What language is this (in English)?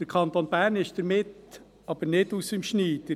Swiss German